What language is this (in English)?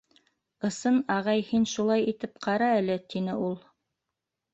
Bashkir